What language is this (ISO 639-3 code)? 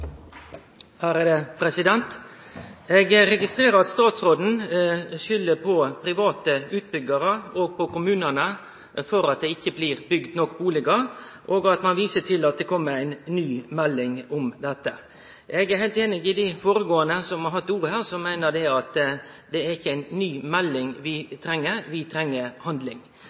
nno